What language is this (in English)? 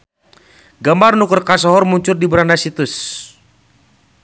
Sundanese